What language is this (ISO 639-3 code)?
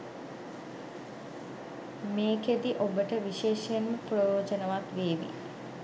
sin